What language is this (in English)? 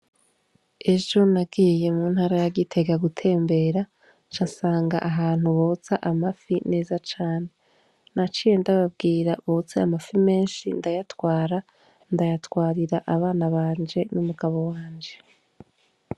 Rundi